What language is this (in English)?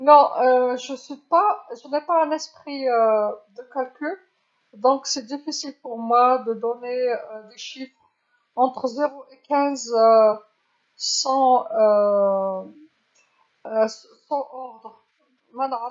Algerian Arabic